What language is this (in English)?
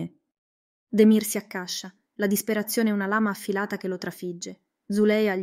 Italian